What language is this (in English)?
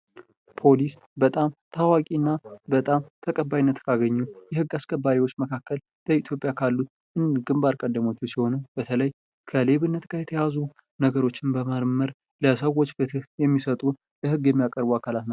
Amharic